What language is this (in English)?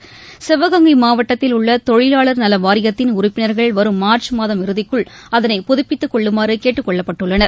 Tamil